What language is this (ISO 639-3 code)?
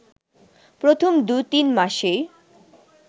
ben